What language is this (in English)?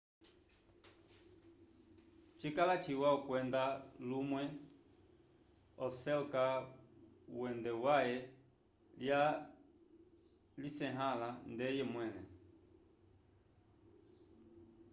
Umbundu